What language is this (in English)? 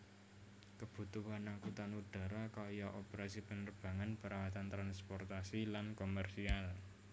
Javanese